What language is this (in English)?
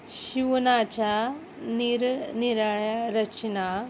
Marathi